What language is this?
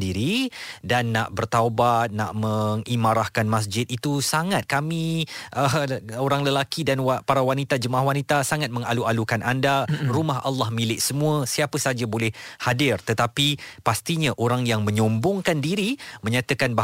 Malay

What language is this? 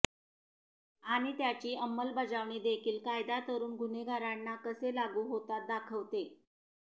Marathi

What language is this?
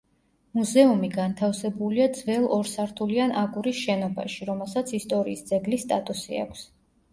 Georgian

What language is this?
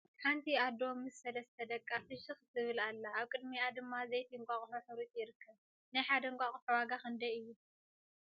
Tigrinya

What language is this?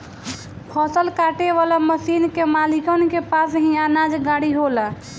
Bhojpuri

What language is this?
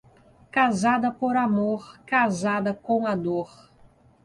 Portuguese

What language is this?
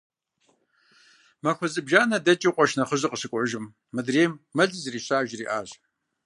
Kabardian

